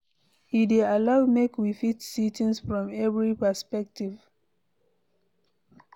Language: Nigerian Pidgin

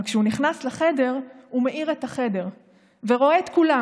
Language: Hebrew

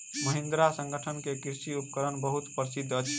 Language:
Maithili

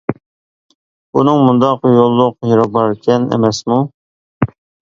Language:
Uyghur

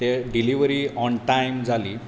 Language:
Konkani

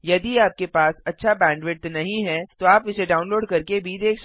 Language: Hindi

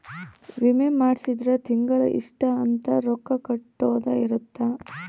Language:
Kannada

